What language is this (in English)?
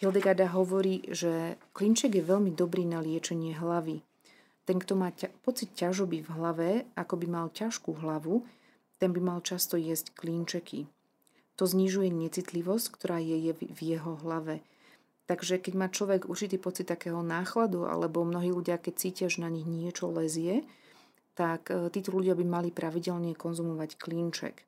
Slovak